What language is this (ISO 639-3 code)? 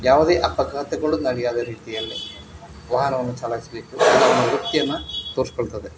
kan